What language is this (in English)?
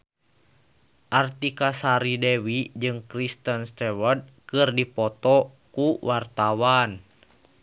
Sundanese